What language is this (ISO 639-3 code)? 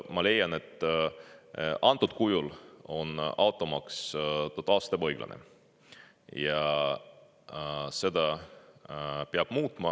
est